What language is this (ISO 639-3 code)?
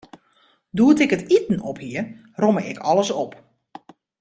fry